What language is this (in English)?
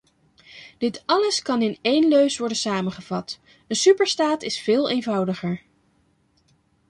Dutch